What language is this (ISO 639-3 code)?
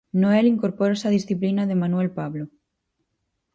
glg